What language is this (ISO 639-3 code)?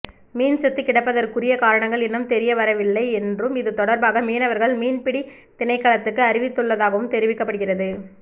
tam